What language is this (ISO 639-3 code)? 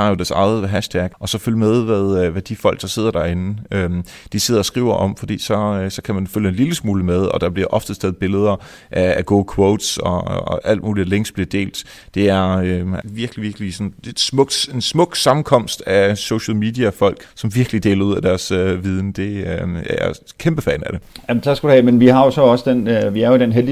dan